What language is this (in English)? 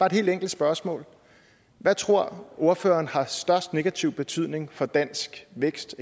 Danish